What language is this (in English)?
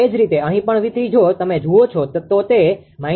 Gujarati